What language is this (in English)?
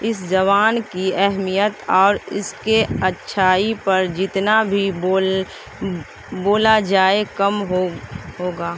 Urdu